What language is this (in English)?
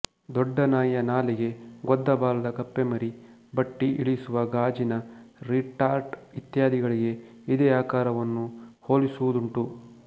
Kannada